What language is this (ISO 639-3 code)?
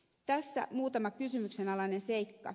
fin